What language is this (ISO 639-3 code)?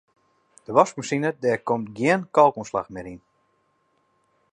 fry